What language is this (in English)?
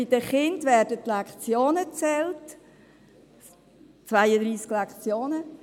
Swiss German